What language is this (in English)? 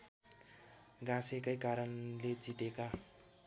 Nepali